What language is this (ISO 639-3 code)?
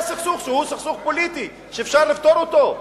heb